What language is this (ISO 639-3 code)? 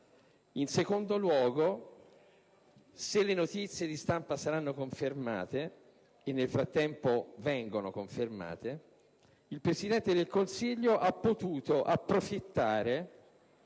ita